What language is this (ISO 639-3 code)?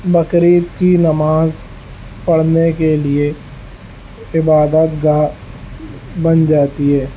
urd